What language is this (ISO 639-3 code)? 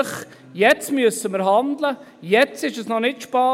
gsw